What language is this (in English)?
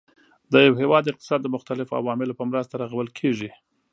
Pashto